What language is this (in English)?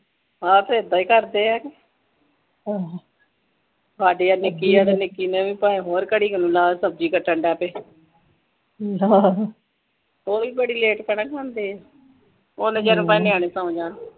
Punjabi